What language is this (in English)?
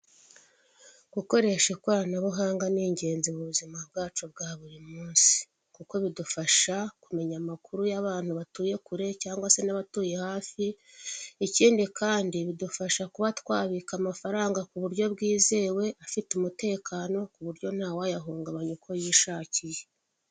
Kinyarwanda